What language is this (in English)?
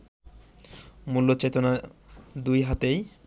Bangla